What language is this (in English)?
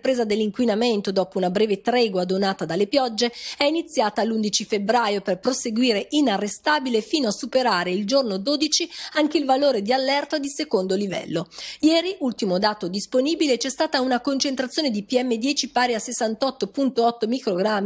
Italian